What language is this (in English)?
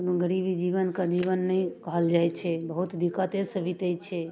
Maithili